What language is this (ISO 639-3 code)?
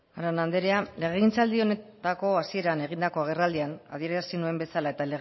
eus